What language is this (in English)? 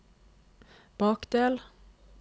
Norwegian